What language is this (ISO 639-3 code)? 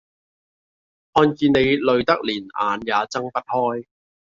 yue